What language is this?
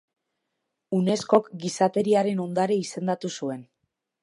Basque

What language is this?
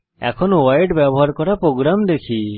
Bangla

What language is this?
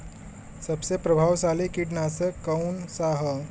Bhojpuri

